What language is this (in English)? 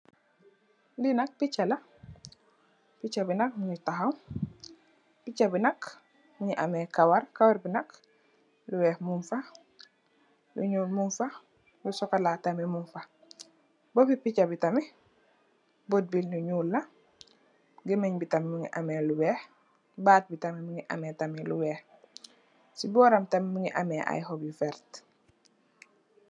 Wolof